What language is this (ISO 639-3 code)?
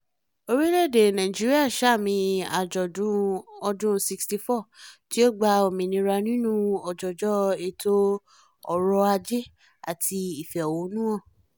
yor